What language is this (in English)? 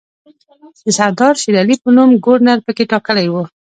Pashto